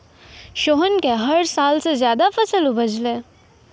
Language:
Maithili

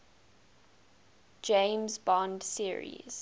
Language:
English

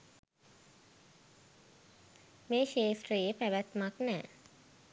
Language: Sinhala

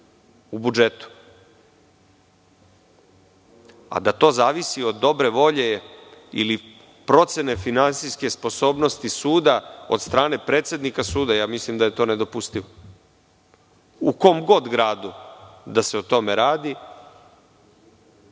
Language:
Serbian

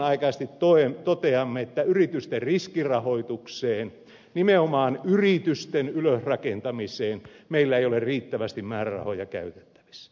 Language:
Finnish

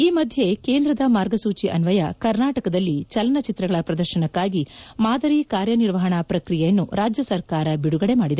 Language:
Kannada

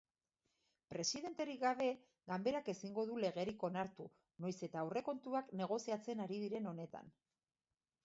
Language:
Basque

